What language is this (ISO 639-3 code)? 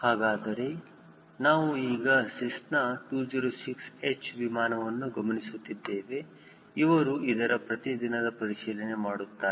kan